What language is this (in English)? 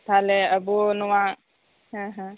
Santali